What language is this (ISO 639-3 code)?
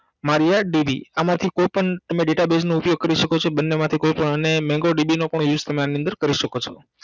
guj